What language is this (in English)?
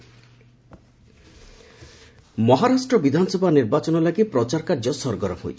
Odia